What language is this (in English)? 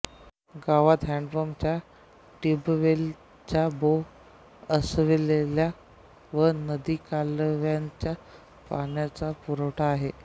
Marathi